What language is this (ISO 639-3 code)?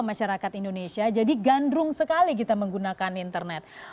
ind